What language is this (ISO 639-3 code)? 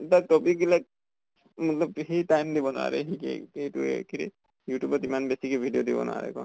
asm